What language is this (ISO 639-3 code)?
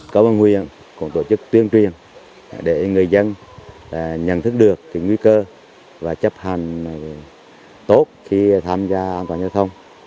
vie